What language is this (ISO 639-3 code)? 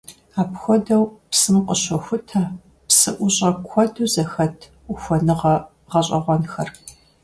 kbd